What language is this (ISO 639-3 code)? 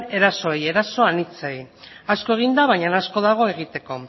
eus